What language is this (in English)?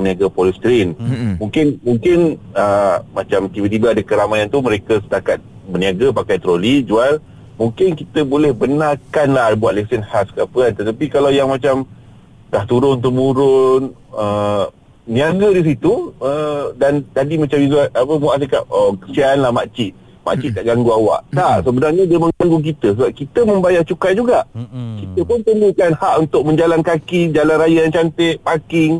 Malay